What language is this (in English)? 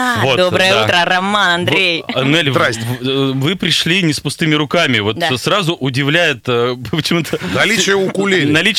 Russian